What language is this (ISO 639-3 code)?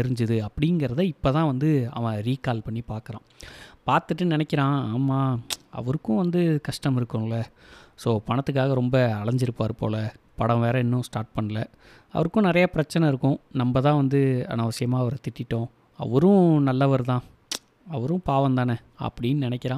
tam